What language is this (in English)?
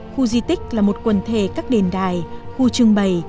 Vietnamese